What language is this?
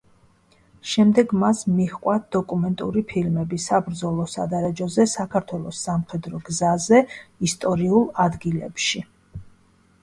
Georgian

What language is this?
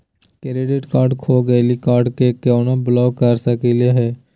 Magahi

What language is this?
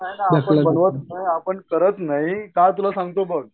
Marathi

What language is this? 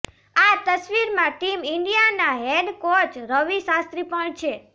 Gujarati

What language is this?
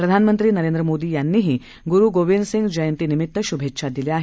Marathi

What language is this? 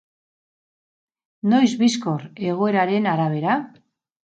Basque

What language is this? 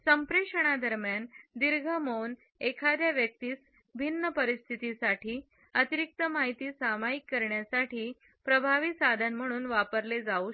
Marathi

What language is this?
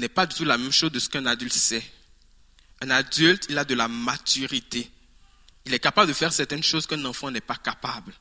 French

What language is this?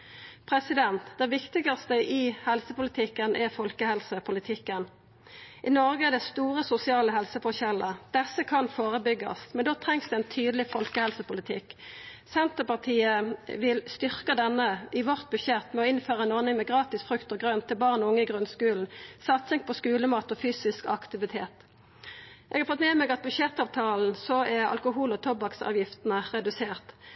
Norwegian Nynorsk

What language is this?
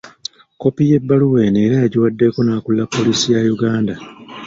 Ganda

